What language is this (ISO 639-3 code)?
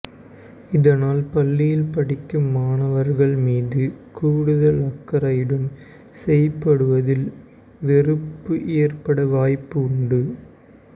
tam